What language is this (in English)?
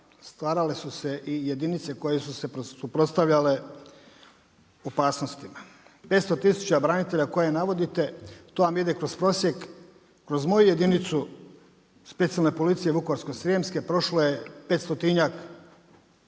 Croatian